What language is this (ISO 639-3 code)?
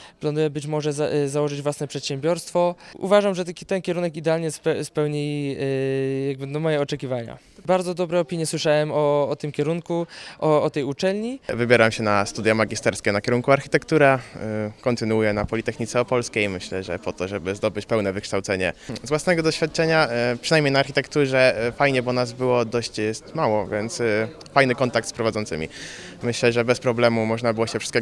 pol